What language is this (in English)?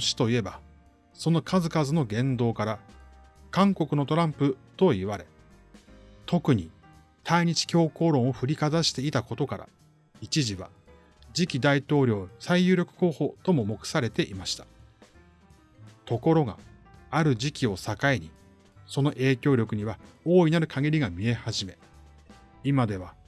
Japanese